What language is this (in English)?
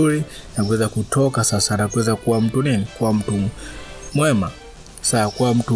Swahili